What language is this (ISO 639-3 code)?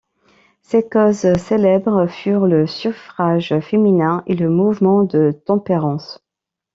fra